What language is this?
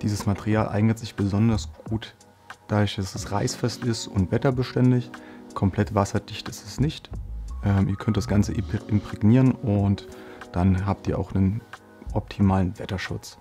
German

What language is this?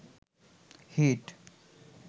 Bangla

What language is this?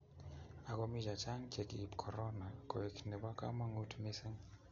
Kalenjin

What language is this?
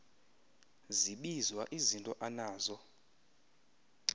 Xhosa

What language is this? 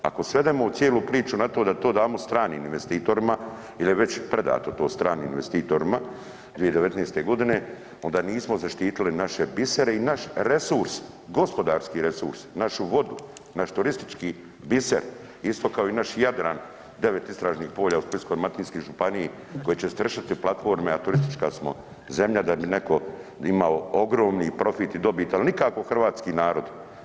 Croatian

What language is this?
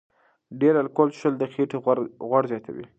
Pashto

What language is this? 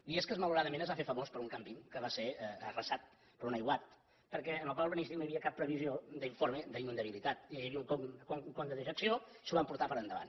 Catalan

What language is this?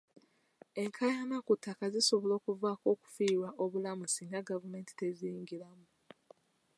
Ganda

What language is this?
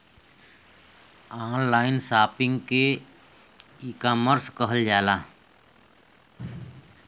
Bhojpuri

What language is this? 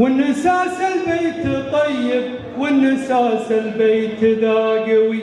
Arabic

